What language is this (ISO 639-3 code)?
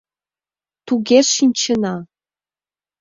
chm